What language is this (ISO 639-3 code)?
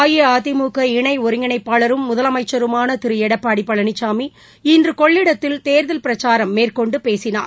tam